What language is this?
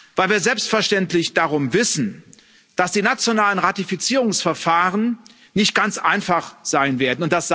German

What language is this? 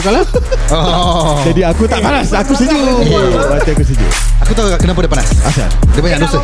Malay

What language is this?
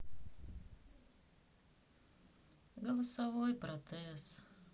Russian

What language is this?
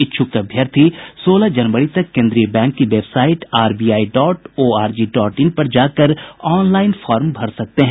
Hindi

